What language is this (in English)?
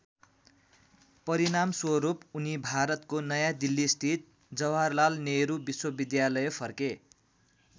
Nepali